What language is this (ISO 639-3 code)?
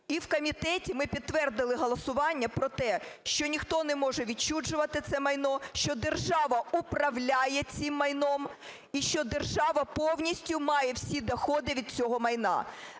ukr